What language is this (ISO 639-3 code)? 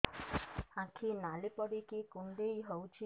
ori